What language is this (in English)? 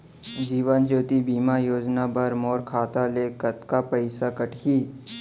Chhattisgarhi